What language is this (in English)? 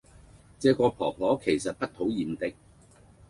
Cantonese